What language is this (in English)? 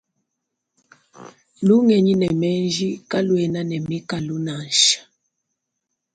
Luba-Lulua